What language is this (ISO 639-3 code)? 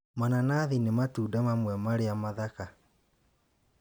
kik